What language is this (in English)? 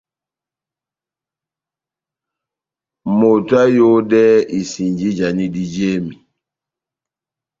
Batanga